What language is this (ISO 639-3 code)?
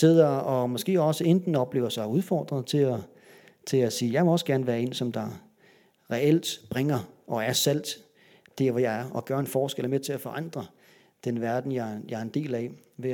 dan